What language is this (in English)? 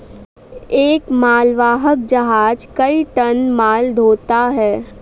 Hindi